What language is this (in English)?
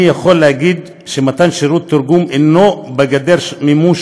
Hebrew